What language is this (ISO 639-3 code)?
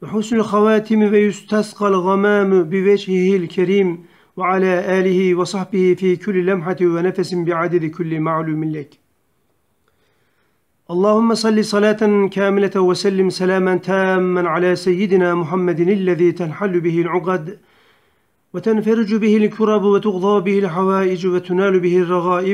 tur